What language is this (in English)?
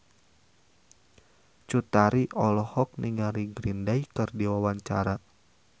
Sundanese